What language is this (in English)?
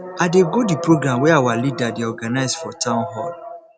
Nigerian Pidgin